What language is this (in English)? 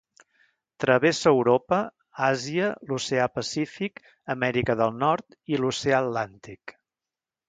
Catalan